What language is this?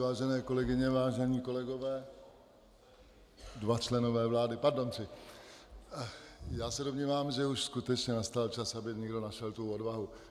Czech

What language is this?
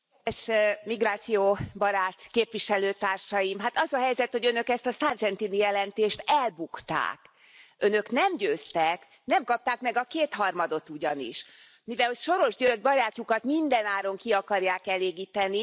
Hungarian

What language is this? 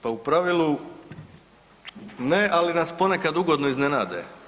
Croatian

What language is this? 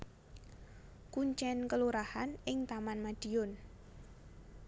Javanese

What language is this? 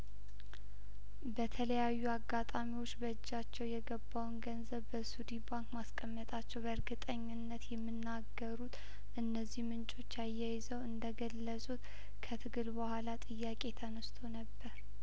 Amharic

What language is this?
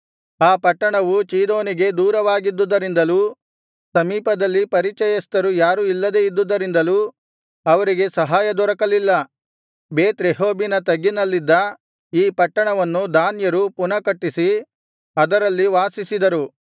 Kannada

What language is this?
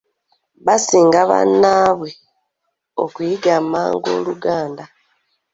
Ganda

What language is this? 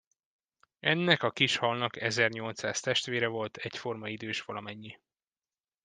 Hungarian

